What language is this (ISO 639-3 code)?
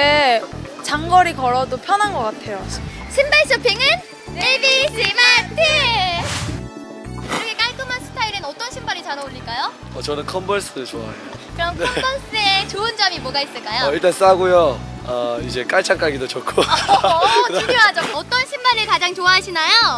kor